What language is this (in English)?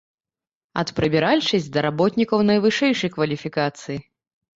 Belarusian